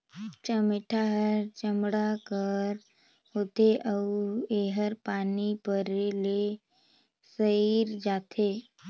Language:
Chhattisgarhi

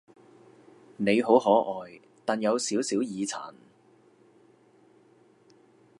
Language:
Cantonese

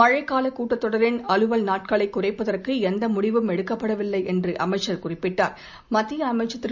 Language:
Tamil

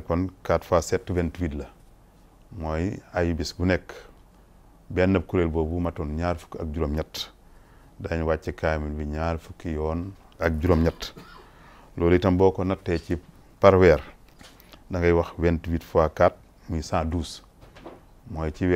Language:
Arabic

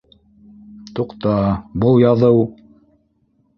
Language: Bashkir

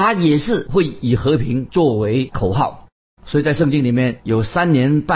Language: Chinese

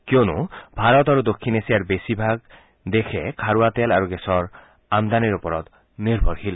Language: Assamese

